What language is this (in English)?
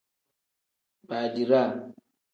Tem